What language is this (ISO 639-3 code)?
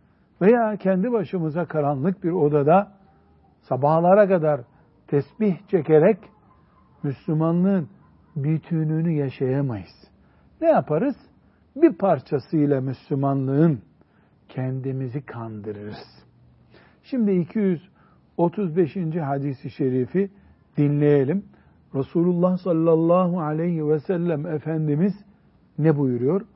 tur